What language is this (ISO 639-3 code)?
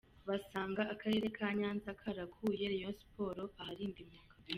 kin